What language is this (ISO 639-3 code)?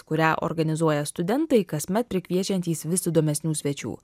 lit